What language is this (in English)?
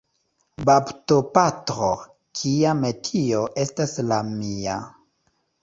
Esperanto